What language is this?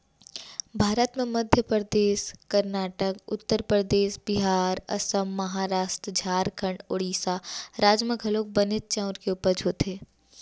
Chhattisgarhi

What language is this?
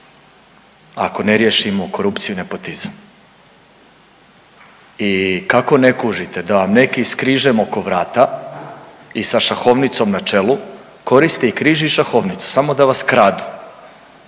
Croatian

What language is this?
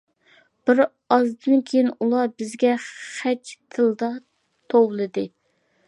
Uyghur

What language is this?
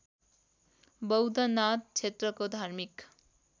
Nepali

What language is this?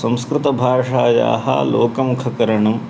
Sanskrit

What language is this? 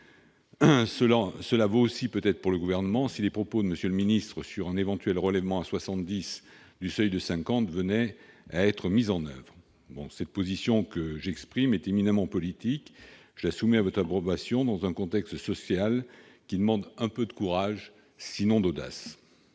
French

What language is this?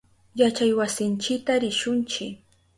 Southern Pastaza Quechua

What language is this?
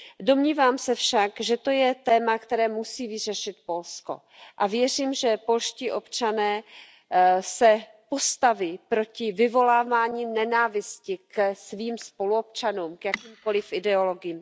Czech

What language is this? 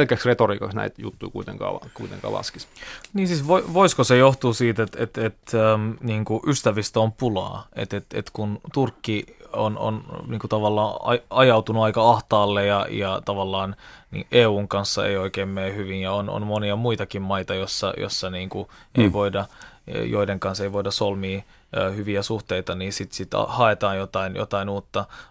Finnish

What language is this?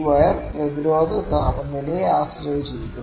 Malayalam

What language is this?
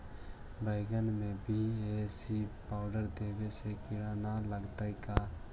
Magahi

